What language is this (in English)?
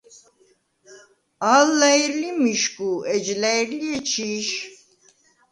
Svan